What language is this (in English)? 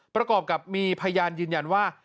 Thai